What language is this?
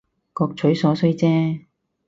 Cantonese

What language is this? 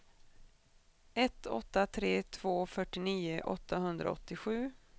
Swedish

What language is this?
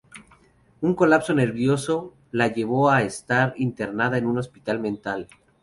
Spanish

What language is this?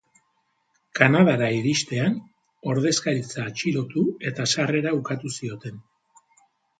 Basque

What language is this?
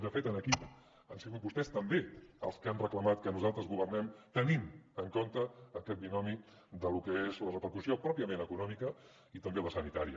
Catalan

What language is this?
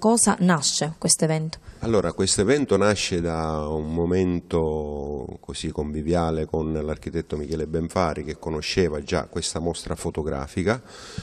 Italian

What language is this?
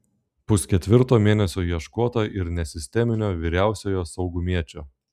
Lithuanian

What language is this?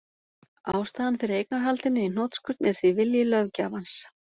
Icelandic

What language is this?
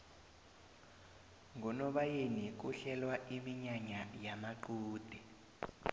South Ndebele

